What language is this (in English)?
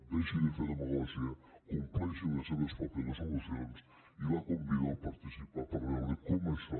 Catalan